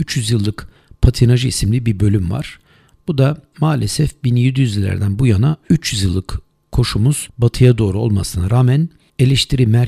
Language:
Turkish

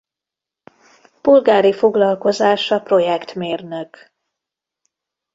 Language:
Hungarian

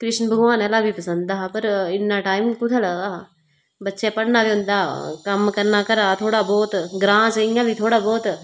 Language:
Dogri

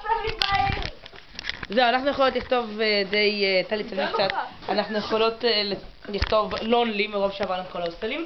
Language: Hebrew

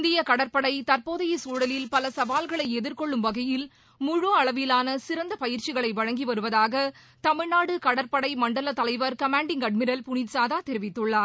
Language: Tamil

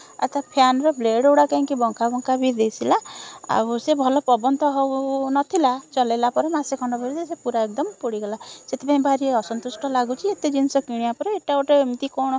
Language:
Odia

